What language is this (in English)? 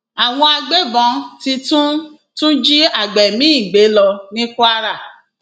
Yoruba